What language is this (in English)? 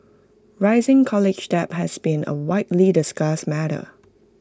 English